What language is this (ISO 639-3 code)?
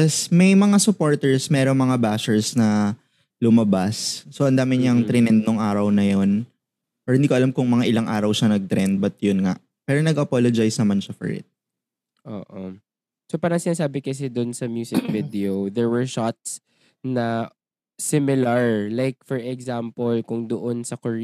fil